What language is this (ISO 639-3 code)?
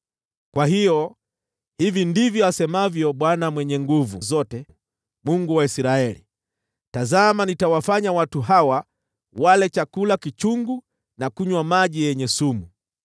swa